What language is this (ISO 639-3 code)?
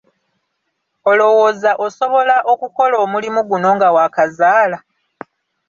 lug